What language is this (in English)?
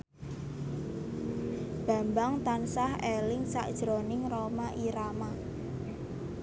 Javanese